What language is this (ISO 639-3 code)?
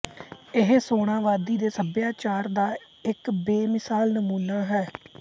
pan